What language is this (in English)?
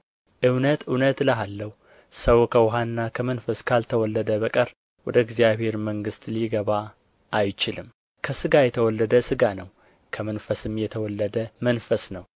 Amharic